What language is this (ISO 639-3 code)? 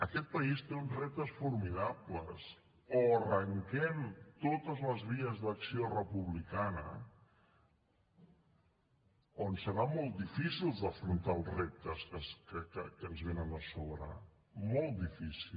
cat